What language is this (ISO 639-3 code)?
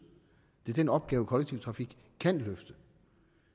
dan